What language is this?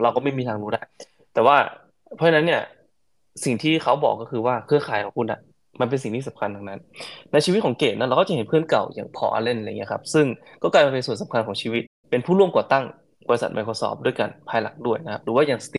Thai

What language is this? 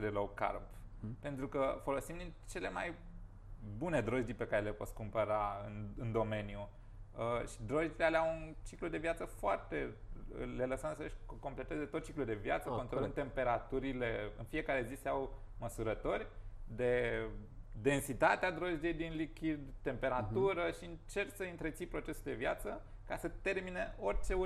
Romanian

